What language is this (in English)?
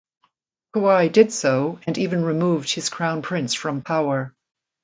English